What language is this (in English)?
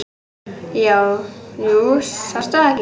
Icelandic